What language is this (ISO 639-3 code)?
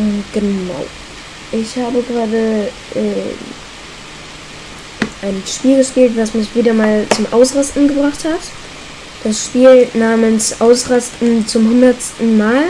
deu